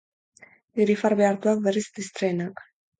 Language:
Basque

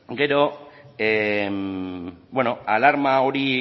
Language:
Basque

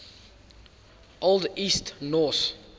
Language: English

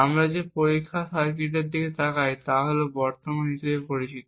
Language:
Bangla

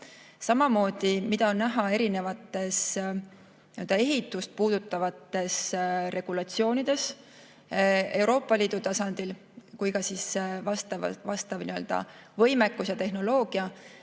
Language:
Estonian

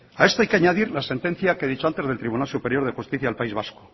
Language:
Spanish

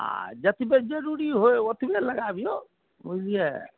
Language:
Maithili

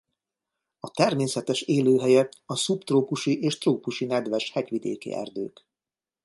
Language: Hungarian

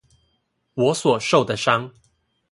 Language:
Chinese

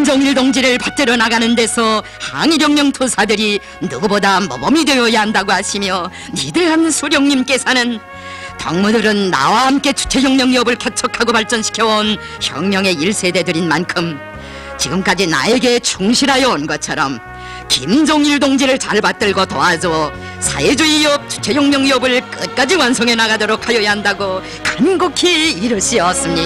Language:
Korean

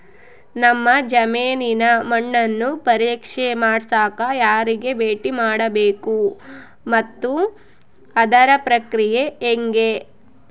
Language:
Kannada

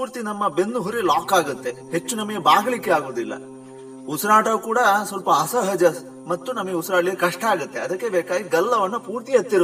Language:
Kannada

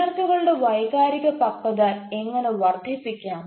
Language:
Malayalam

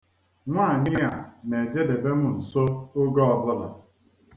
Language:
Igbo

